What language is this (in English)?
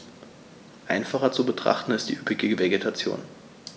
German